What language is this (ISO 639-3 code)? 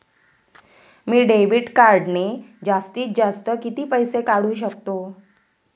mar